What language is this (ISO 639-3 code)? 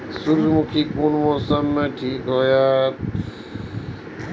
mai